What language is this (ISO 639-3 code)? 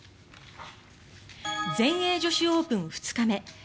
jpn